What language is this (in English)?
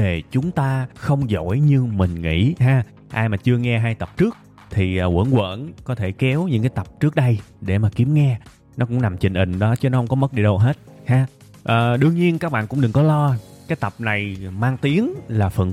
Vietnamese